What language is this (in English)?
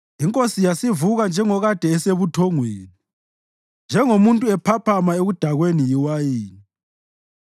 North Ndebele